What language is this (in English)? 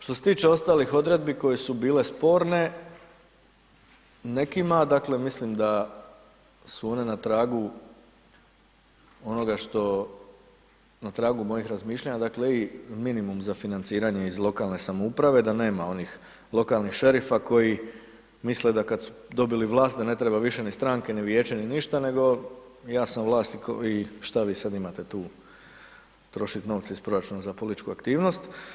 Croatian